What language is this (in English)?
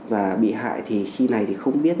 Vietnamese